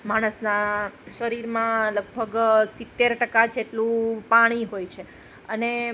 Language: Gujarati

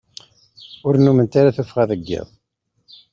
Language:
Kabyle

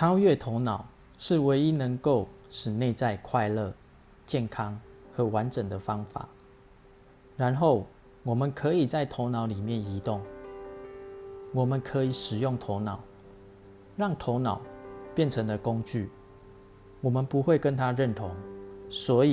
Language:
Chinese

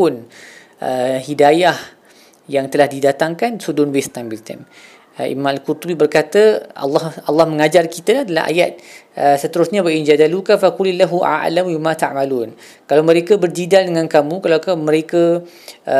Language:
Malay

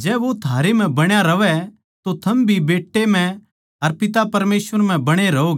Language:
Haryanvi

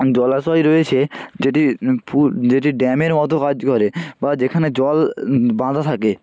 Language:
Bangla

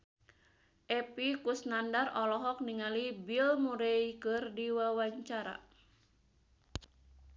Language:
Sundanese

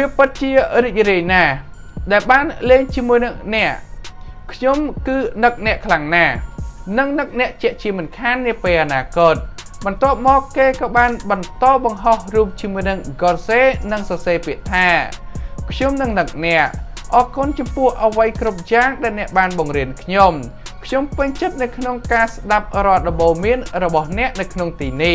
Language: Thai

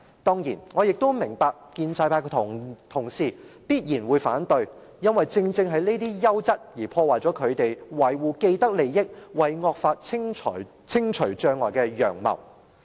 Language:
Cantonese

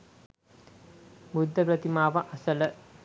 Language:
Sinhala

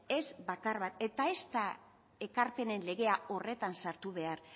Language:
Basque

